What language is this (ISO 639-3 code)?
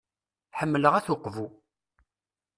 kab